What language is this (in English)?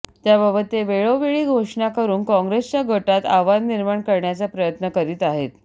Marathi